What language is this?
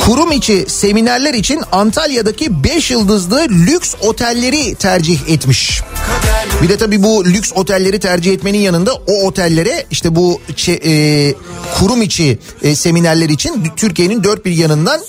Turkish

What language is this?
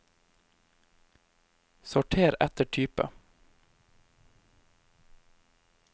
Norwegian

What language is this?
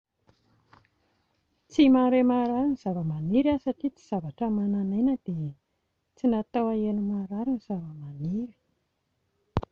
Malagasy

